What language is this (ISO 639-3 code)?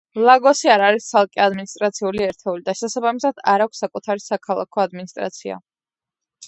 kat